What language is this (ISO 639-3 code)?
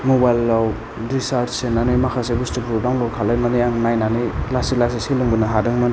brx